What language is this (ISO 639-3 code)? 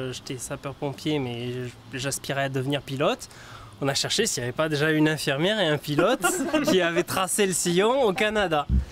fra